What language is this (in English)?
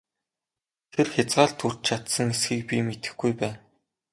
Mongolian